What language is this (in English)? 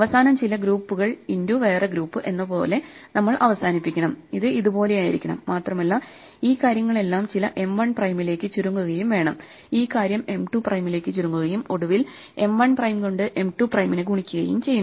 Malayalam